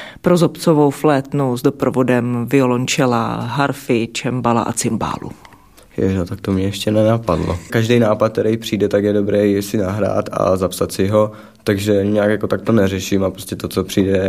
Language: Czech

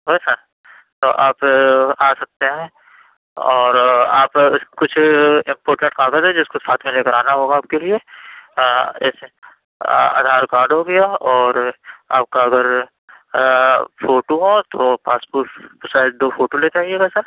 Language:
Urdu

